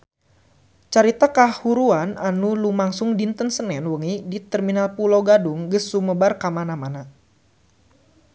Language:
Sundanese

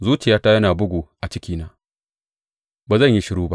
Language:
Hausa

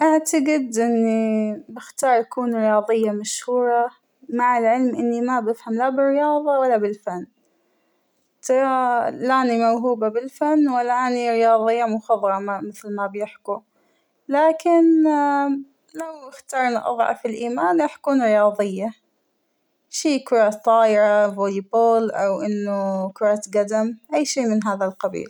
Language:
Hijazi Arabic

